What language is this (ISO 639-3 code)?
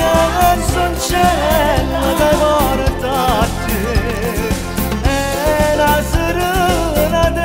kor